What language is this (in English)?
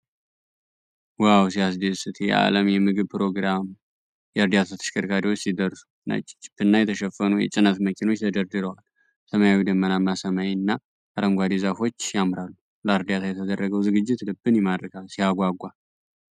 Amharic